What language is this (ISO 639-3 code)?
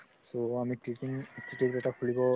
asm